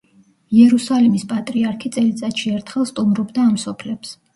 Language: Georgian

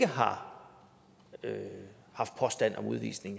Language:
Danish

